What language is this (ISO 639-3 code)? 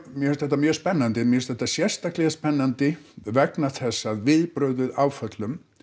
isl